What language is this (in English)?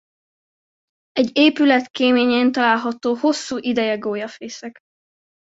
Hungarian